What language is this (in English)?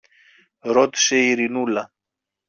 Greek